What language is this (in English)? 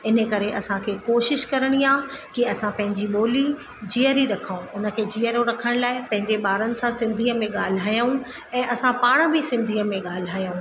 Sindhi